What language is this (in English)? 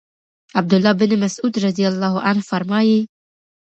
Pashto